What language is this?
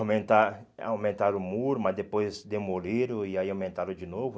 Portuguese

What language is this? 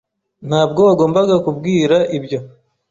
Kinyarwanda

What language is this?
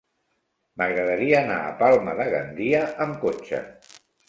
Catalan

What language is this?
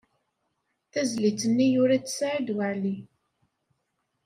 Kabyle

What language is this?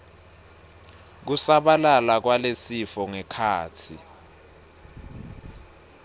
Swati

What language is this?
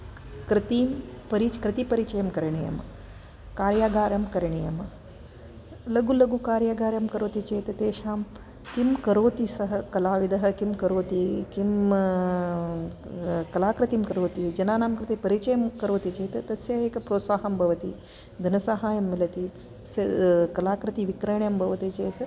Sanskrit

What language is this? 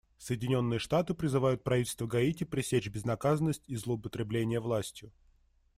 Russian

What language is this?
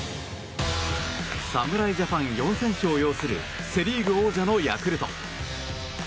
Japanese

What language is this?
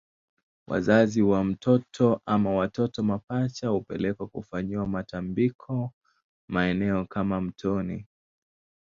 Swahili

